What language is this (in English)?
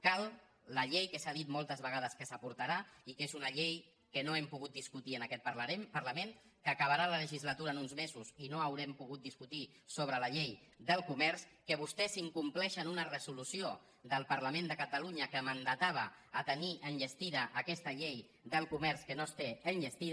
Catalan